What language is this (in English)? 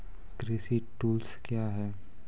Maithili